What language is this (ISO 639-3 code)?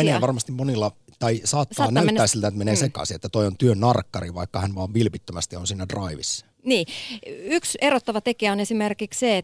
fin